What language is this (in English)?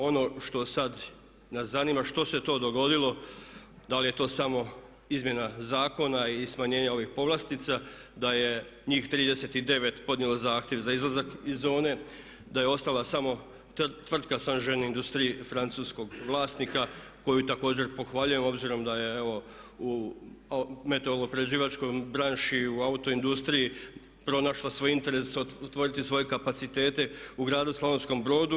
Croatian